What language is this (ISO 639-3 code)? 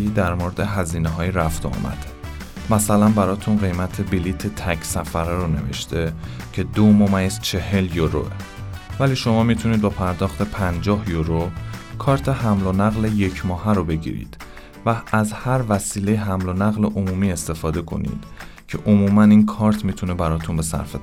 fas